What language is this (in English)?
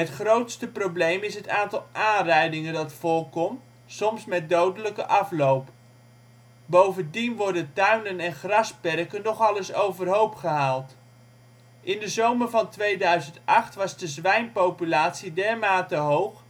Dutch